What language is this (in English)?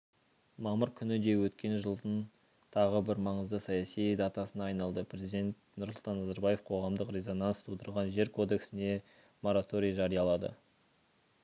Kazakh